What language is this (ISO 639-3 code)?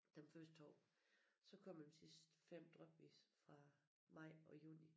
dan